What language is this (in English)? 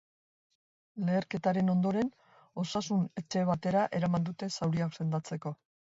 Basque